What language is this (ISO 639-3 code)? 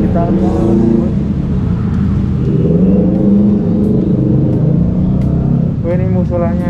ind